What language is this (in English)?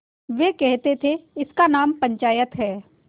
Hindi